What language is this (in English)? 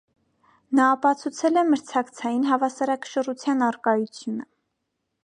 Armenian